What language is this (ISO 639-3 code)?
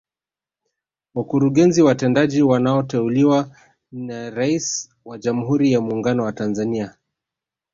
swa